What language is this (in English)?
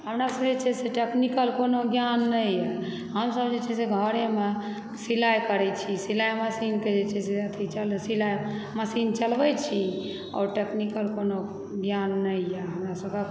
Maithili